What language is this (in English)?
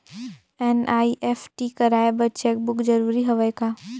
Chhattisgarhi